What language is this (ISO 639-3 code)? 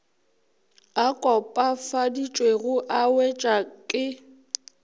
nso